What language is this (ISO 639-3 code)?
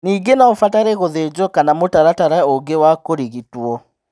kik